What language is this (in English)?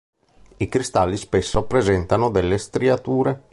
Italian